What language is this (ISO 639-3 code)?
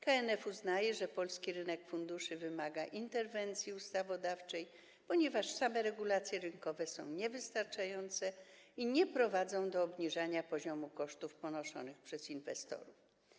pol